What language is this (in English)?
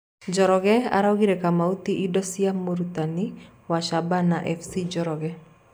Kikuyu